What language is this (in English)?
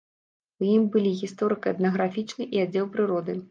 Belarusian